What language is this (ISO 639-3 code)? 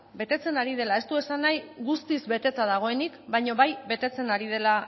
eus